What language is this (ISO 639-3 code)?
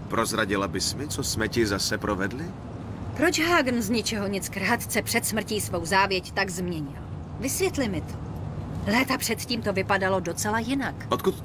ces